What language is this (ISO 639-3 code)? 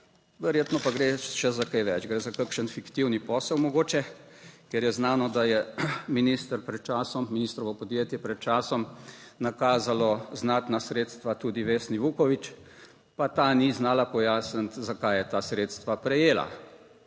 slv